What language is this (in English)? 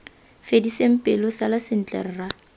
Tswana